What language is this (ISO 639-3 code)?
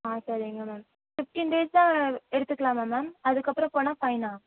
tam